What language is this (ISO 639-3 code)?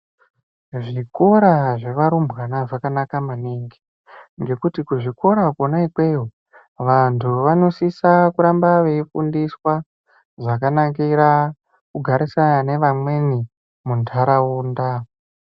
ndc